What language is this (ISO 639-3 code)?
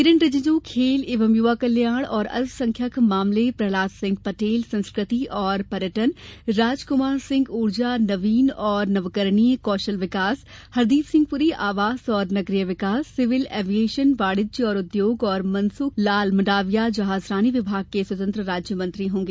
hin